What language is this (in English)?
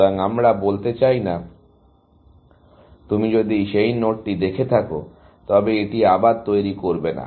Bangla